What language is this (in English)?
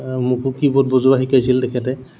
Assamese